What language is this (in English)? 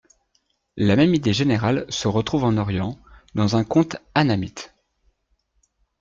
French